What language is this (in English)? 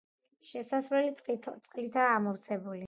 Georgian